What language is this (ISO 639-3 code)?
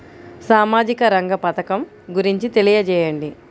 tel